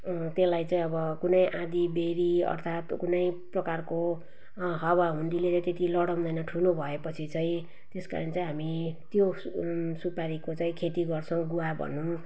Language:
Nepali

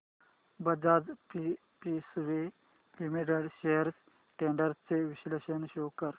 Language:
Marathi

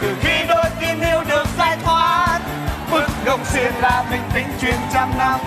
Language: Vietnamese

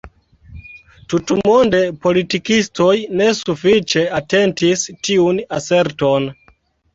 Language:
Esperanto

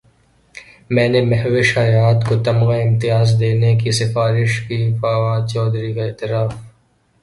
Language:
Urdu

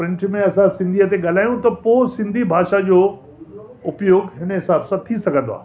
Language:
Sindhi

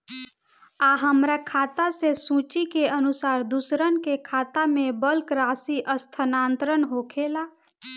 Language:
Bhojpuri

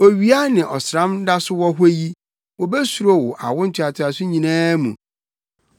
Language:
Akan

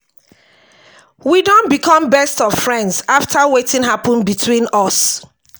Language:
Nigerian Pidgin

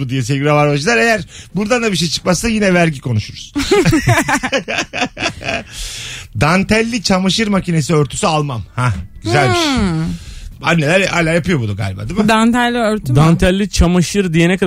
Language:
Turkish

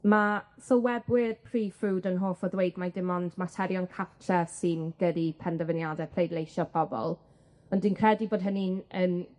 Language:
Welsh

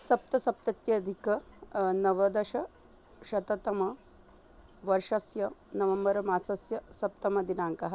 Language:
Sanskrit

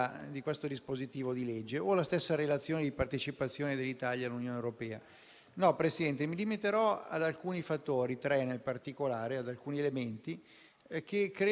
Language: Italian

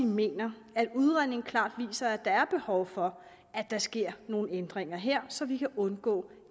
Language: Danish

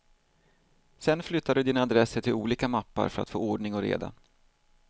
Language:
Swedish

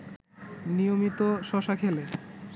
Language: Bangla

